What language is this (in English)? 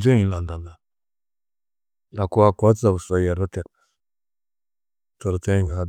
Tedaga